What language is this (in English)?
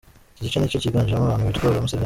Kinyarwanda